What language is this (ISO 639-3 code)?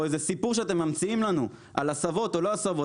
heb